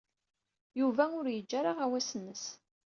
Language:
Kabyle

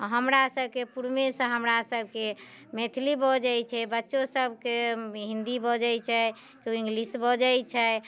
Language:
Maithili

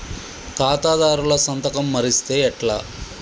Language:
Telugu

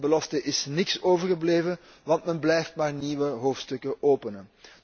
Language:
Dutch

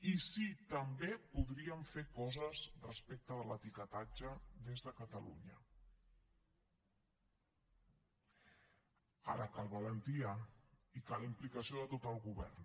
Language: Catalan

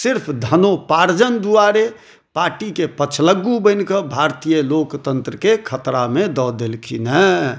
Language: Maithili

